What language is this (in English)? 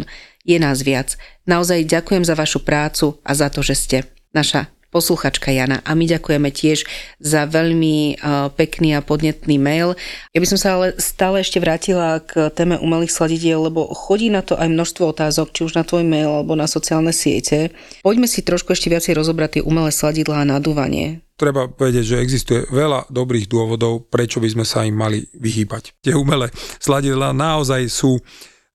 Slovak